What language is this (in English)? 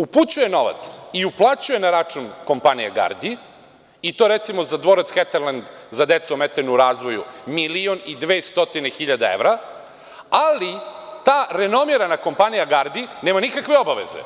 Serbian